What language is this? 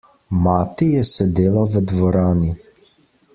Slovenian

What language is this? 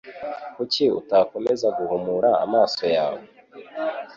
Kinyarwanda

